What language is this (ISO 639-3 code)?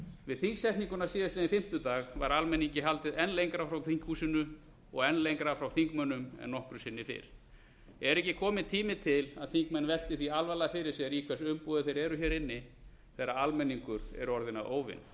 isl